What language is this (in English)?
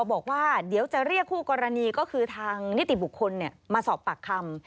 Thai